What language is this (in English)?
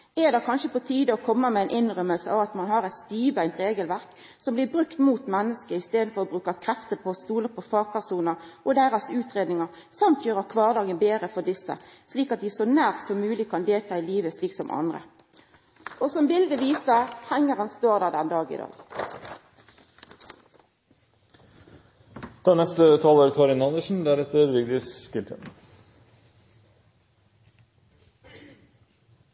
Norwegian Nynorsk